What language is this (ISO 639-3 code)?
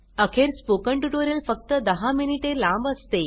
mar